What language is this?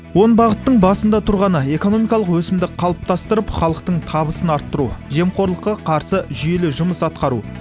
Kazakh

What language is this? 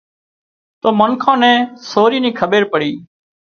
Wadiyara Koli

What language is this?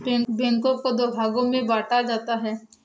Hindi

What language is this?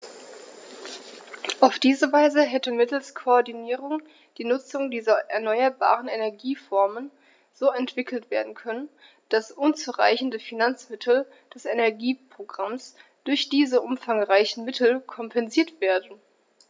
German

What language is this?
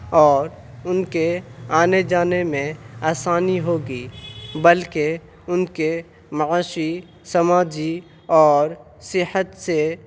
Urdu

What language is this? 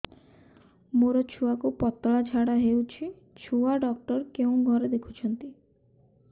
Odia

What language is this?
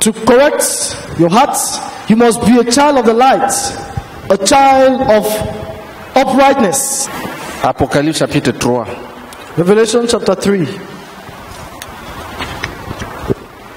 French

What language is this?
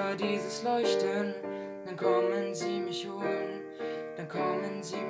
Korean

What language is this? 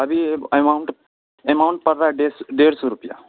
Urdu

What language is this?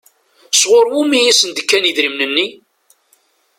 Kabyle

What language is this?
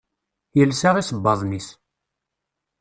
Kabyle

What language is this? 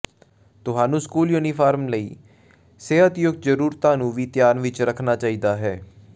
Punjabi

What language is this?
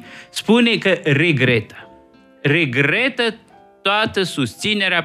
Romanian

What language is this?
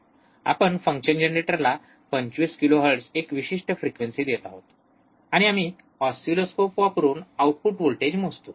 Marathi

